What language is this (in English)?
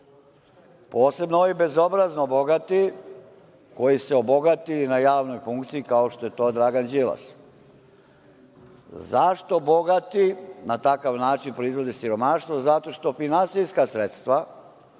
Serbian